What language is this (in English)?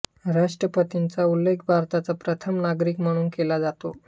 Marathi